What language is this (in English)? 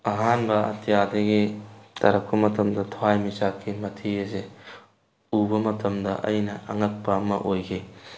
Manipuri